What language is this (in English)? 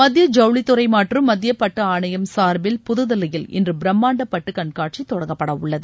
Tamil